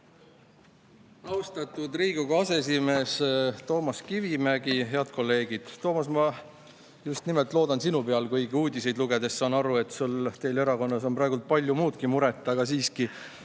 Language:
Estonian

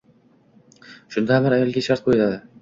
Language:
Uzbek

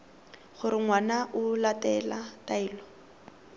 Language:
Tswana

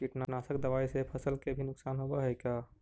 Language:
Magahi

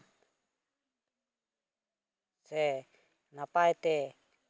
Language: Santali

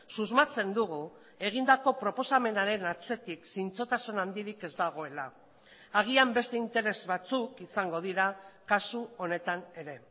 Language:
Basque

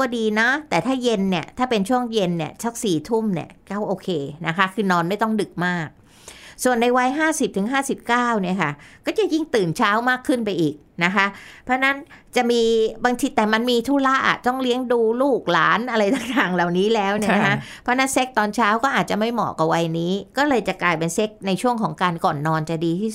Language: Thai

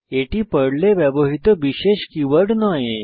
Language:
Bangla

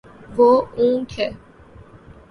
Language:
Urdu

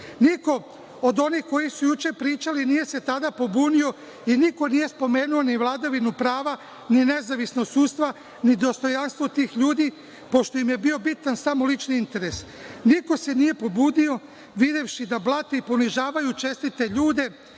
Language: Serbian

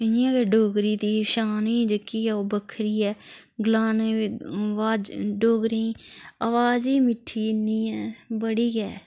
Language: Dogri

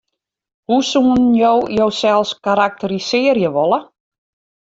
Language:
Western Frisian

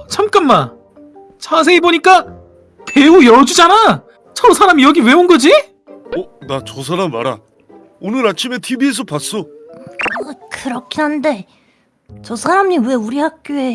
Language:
Korean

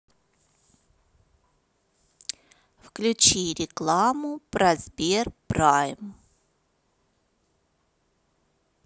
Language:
Russian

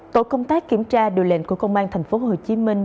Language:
Vietnamese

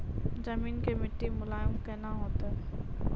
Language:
Maithili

